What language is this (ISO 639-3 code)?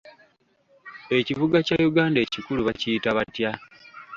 lug